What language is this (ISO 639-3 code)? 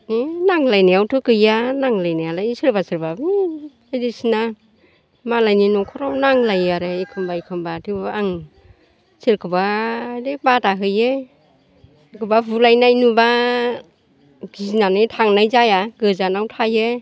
brx